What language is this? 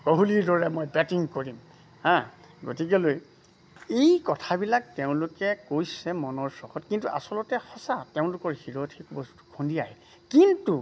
Assamese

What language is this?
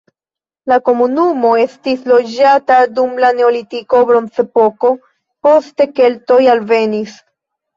Esperanto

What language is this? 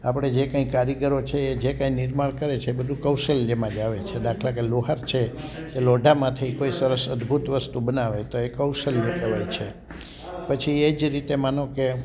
Gujarati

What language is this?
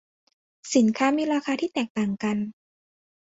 Thai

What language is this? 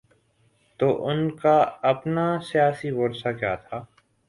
Urdu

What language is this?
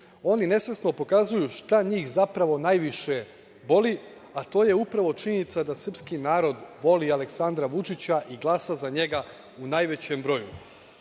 Serbian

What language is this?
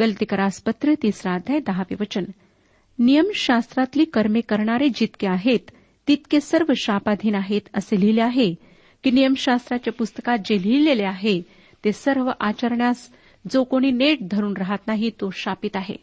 Marathi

